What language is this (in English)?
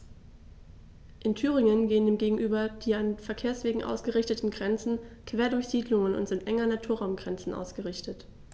German